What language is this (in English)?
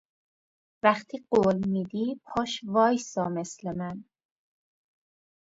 Persian